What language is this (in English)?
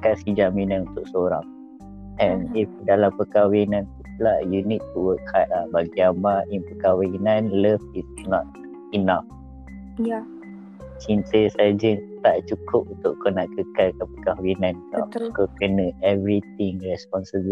Malay